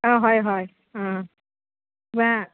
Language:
Assamese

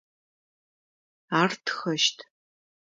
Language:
Adyghe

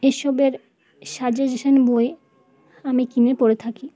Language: Bangla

